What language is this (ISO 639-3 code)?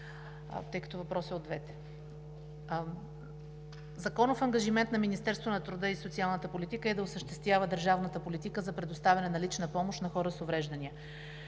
bul